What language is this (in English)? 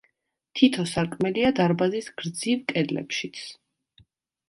Georgian